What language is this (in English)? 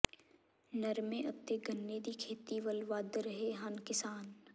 Punjabi